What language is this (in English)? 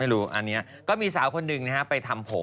Thai